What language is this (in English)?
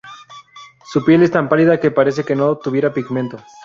Spanish